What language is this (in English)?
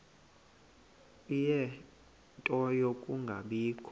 Xhosa